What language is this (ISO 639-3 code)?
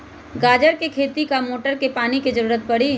mag